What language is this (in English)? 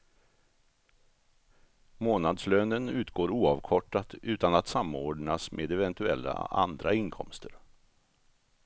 Swedish